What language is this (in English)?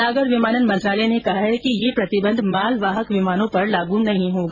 Hindi